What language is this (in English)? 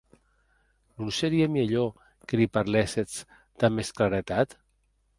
Occitan